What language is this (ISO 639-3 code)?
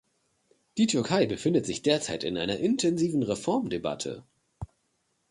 deu